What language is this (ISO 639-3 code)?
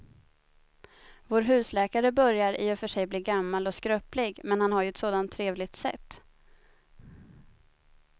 swe